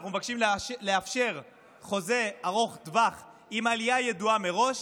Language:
Hebrew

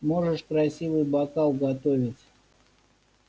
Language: Russian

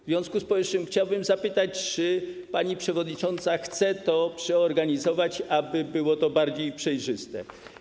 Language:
Polish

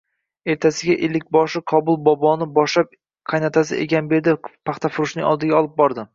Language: Uzbek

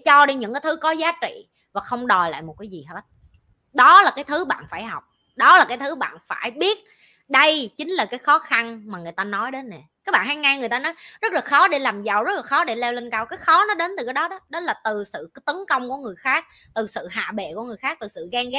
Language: Vietnamese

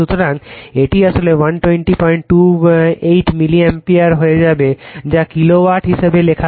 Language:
Bangla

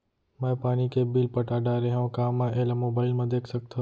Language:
Chhattisgarhi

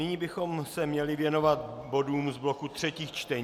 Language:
Czech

